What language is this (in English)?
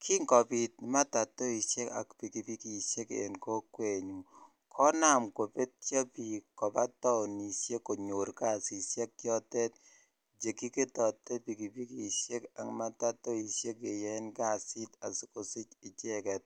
Kalenjin